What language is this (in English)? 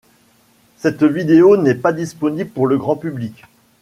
French